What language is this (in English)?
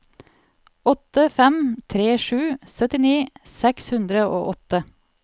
Norwegian